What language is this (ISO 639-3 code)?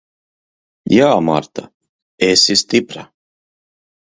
lav